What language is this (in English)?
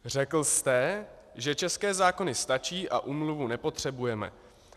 Czech